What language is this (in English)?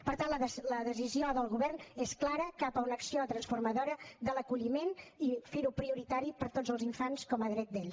Catalan